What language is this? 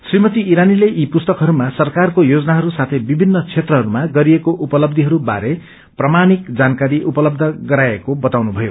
Nepali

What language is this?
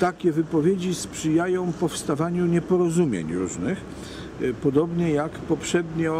Polish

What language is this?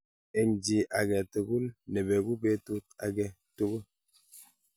Kalenjin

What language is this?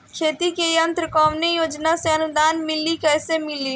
Bhojpuri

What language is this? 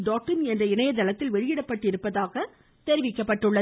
Tamil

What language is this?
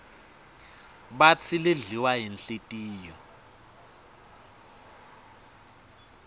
Swati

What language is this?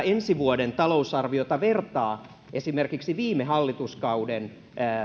Finnish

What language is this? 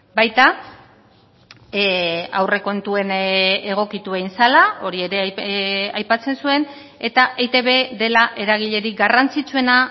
Basque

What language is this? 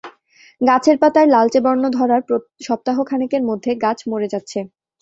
Bangla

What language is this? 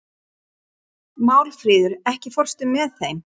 Icelandic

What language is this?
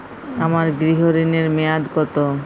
Bangla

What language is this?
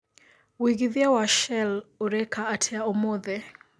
Kikuyu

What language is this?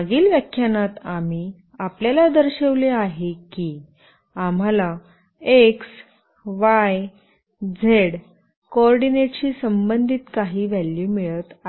Marathi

